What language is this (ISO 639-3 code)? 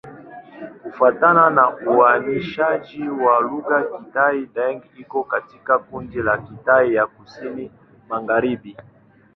swa